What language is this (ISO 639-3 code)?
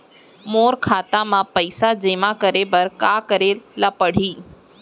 hne